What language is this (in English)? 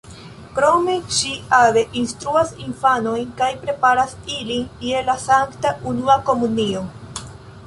Esperanto